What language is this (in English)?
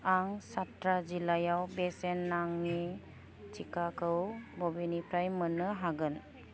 Bodo